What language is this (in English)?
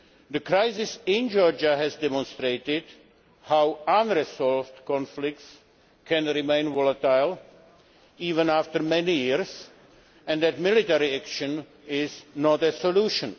English